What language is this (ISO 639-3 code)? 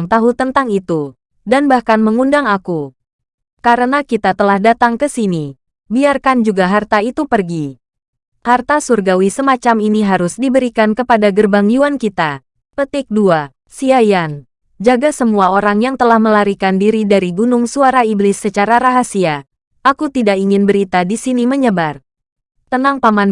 ind